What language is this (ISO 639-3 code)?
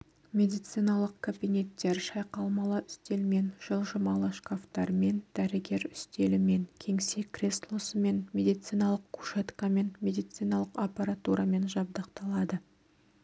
kaz